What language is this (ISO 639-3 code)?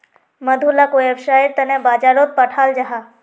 mag